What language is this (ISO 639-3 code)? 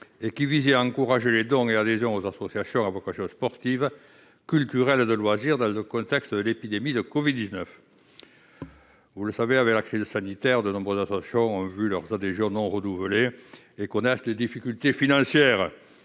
fra